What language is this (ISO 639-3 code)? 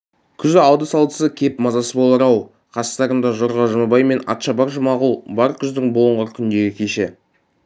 kaz